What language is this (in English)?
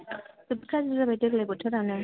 Bodo